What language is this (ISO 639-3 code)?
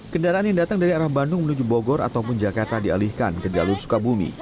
ind